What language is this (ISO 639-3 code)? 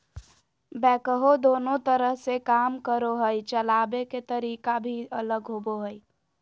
mag